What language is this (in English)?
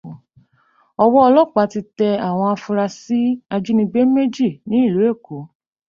Yoruba